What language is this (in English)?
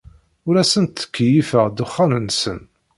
Kabyle